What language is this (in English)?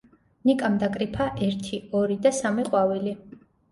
Georgian